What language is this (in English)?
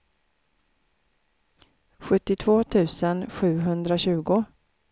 Swedish